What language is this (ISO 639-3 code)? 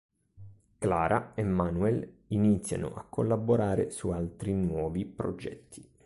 ita